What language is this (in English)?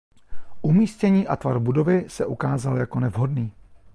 Czech